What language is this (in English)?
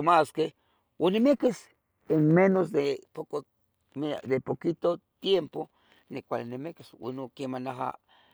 Tetelcingo Nahuatl